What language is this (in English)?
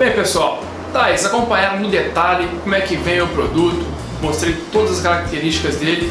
Portuguese